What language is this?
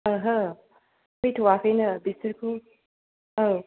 Bodo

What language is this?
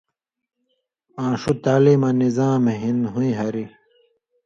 Indus Kohistani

